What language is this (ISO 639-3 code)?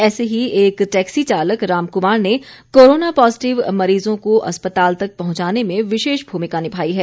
hin